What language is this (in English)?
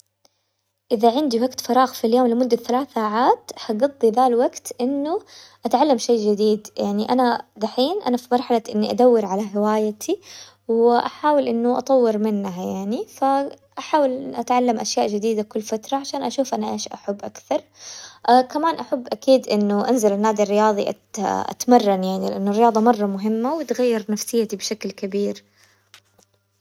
Hijazi Arabic